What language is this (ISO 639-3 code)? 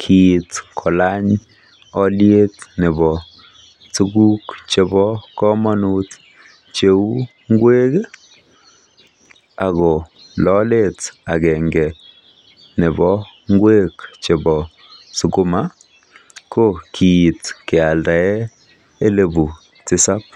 kln